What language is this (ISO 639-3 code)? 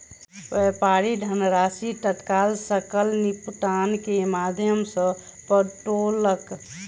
mai